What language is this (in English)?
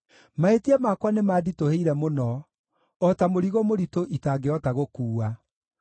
Kikuyu